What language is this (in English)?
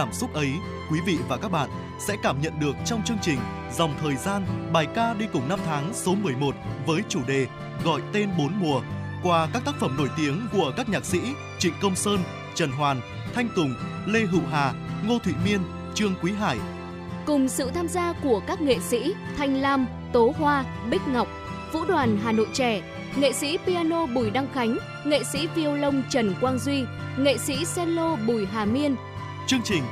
Vietnamese